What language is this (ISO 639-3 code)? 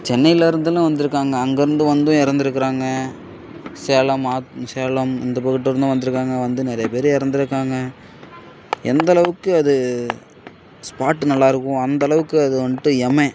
tam